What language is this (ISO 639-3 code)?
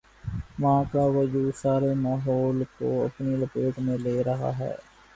urd